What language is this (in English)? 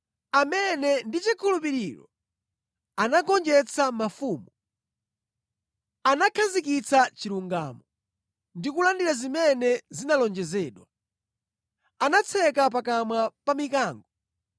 Nyanja